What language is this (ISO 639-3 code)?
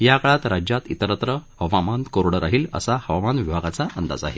mar